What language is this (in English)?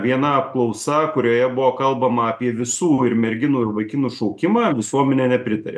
Lithuanian